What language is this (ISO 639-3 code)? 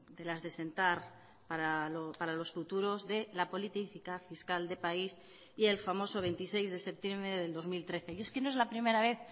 spa